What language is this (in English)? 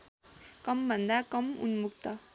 Nepali